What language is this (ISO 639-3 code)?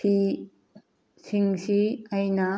mni